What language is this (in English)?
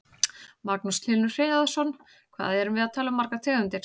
Icelandic